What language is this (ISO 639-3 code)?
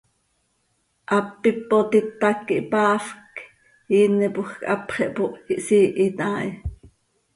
sei